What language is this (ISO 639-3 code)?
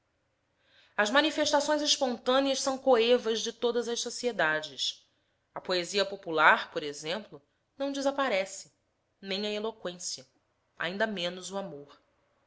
por